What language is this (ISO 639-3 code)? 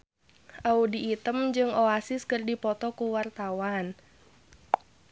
sun